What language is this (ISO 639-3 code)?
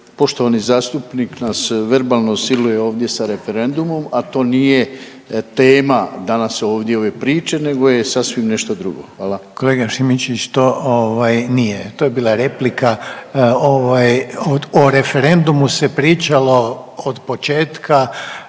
hrv